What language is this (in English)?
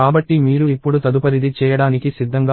Telugu